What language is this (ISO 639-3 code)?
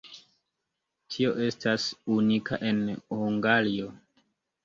epo